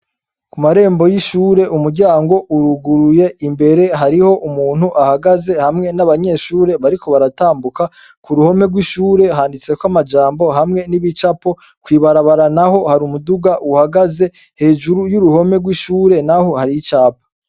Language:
Rundi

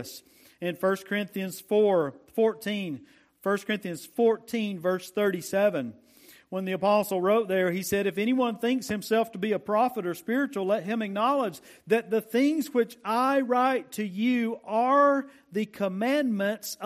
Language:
English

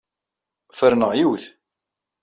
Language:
Kabyle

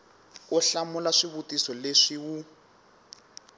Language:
Tsonga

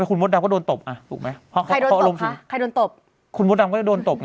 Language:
Thai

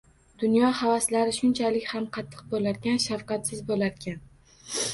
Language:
Uzbek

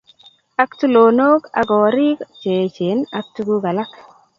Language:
Kalenjin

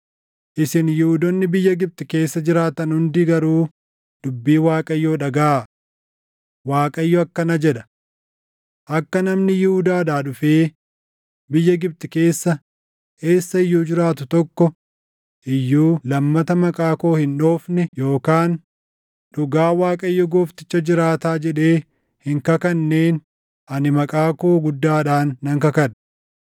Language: Oromo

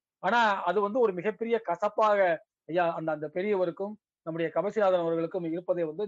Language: Tamil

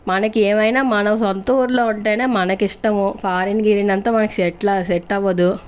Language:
Telugu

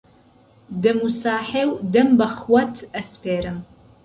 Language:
Central Kurdish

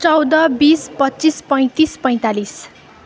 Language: Nepali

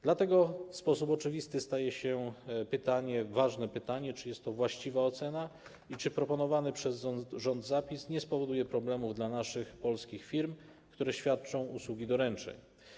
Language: Polish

